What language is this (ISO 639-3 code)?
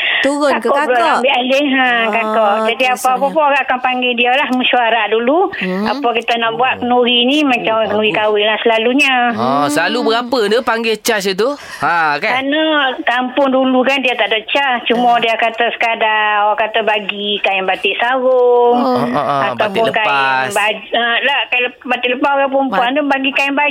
msa